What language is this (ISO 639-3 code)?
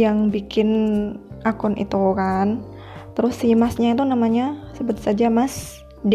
ind